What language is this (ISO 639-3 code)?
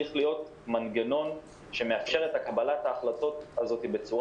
heb